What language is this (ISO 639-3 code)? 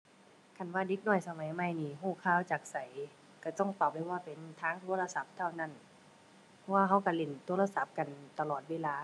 tha